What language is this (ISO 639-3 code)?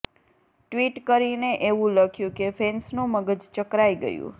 guj